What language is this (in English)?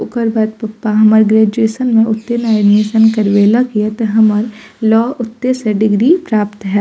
Maithili